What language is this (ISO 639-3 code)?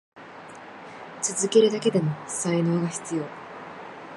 jpn